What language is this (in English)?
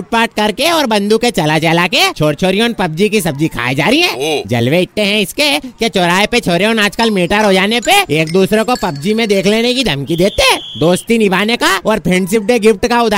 Hindi